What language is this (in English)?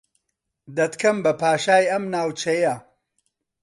Central Kurdish